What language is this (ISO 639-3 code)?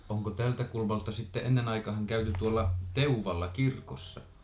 fin